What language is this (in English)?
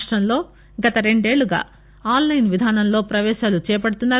Telugu